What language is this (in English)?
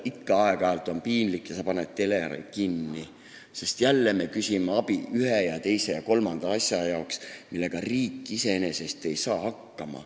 Estonian